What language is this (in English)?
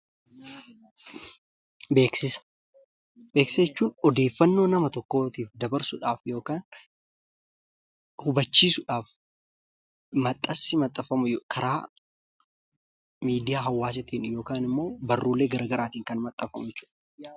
Oromo